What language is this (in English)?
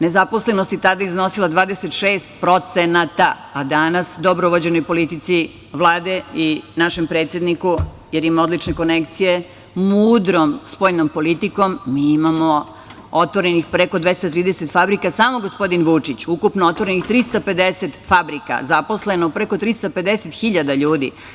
Serbian